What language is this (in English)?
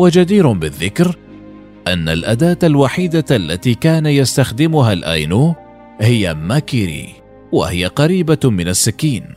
Arabic